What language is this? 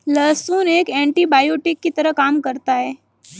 Hindi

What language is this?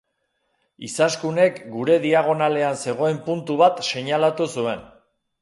Basque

